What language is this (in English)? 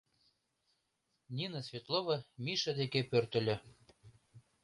Mari